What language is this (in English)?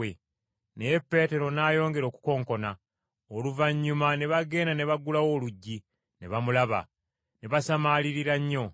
Ganda